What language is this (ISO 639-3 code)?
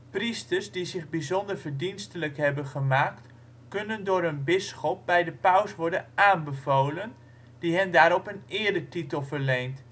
nld